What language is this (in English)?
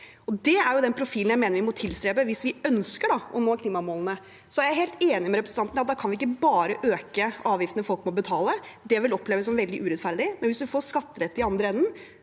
Norwegian